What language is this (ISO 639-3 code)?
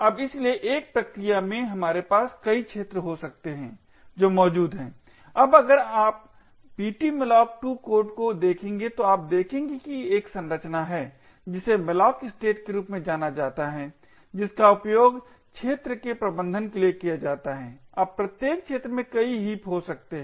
hin